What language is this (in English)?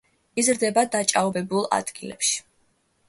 Georgian